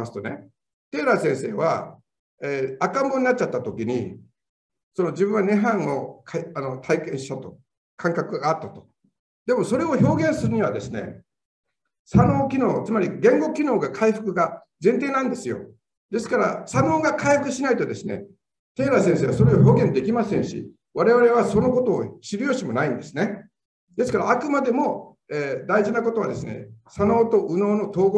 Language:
Japanese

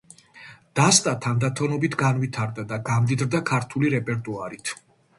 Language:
Georgian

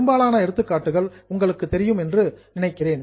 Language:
Tamil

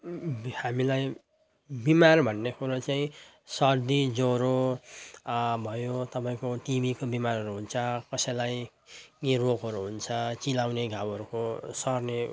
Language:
Nepali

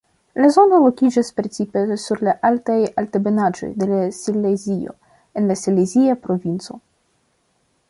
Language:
Esperanto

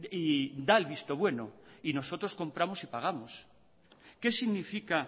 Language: Spanish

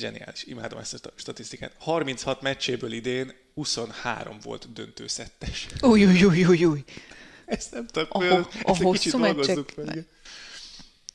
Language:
Hungarian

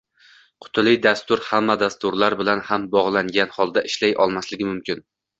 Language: Uzbek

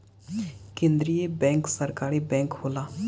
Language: Bhojpuri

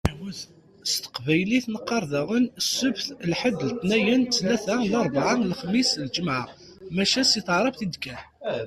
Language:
Kabyle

